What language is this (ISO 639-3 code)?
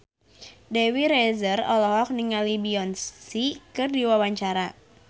sun